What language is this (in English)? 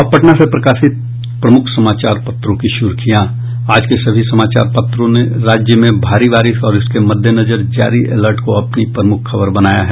Hindi